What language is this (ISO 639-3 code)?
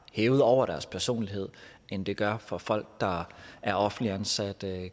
dan